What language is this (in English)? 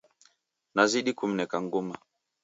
Taita